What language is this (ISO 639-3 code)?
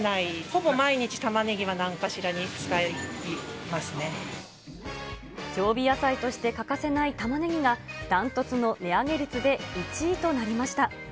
jpn